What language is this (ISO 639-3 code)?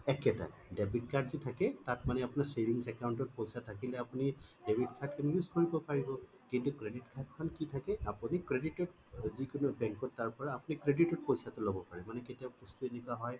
asm